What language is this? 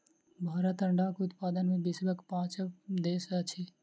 Maithili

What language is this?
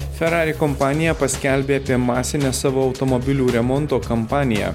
Lithuanian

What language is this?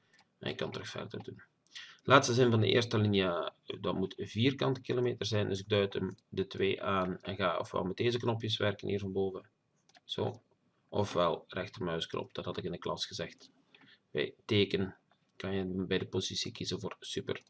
Dutch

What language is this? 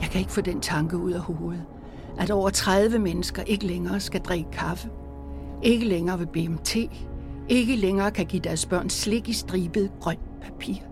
Danish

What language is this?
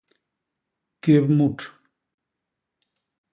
Basaa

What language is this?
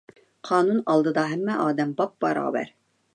Uyghur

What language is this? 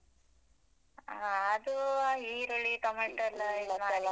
Kannada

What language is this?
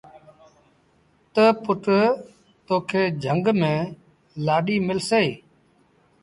Sindhi Bhil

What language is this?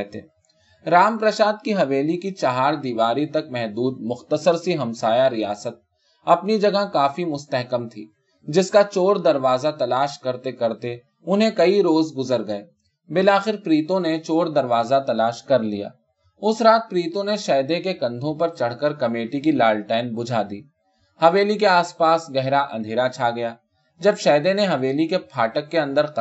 Urdu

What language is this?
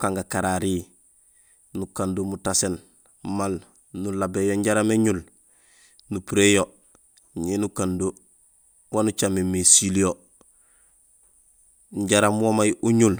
Gusilay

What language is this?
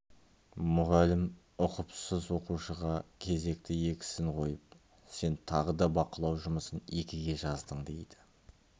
Kazakh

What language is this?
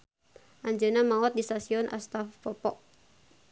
Sundanese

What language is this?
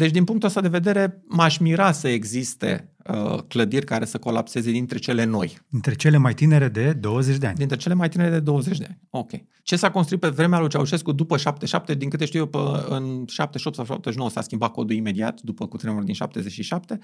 Romanian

